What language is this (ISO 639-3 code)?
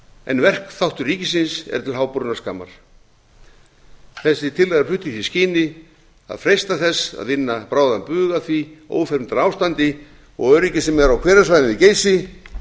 isl